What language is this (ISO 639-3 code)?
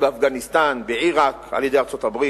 heb